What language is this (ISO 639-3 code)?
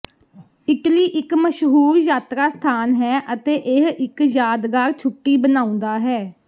pan